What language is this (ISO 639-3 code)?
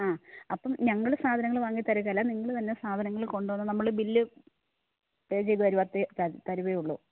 mal